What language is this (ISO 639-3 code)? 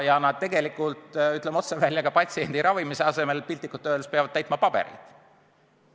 est